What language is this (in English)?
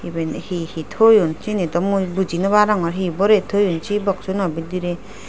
Chakma